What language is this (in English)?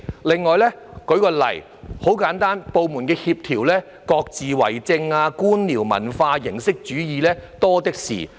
Cantonese